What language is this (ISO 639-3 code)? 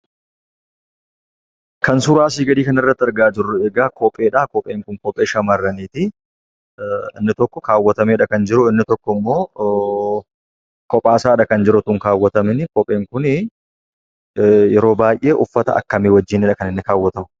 orm